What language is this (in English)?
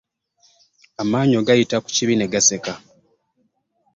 Ganda